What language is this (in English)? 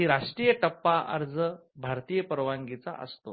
Marathi